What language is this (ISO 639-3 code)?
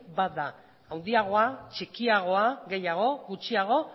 eus